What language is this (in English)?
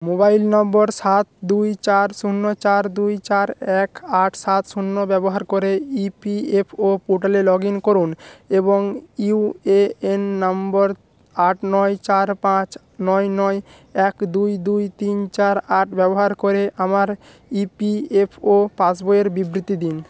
Bangla